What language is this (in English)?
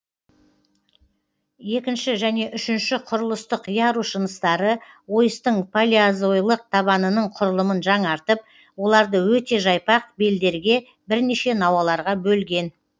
Kazakh